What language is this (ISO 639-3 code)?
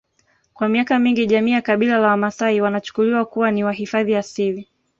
swa